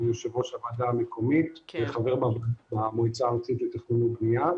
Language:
Hebrew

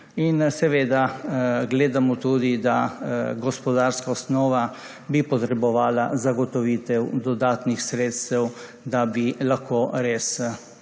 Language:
Slovenian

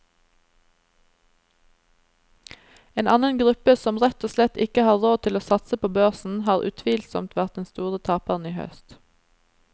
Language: Norwegian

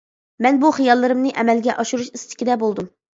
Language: Uyghur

